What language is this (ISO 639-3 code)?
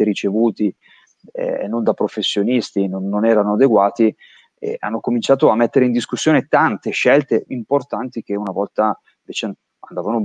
ita